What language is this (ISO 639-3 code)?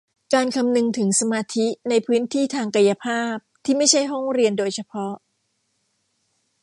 tha